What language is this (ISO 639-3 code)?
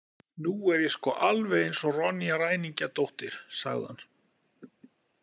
isl